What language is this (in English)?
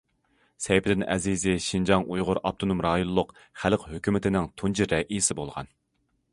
Uyghur